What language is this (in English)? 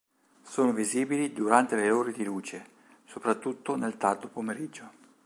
Italian